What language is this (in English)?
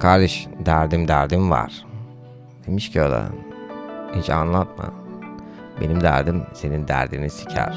Turkish